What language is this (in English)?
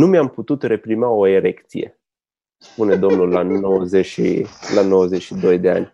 Romanian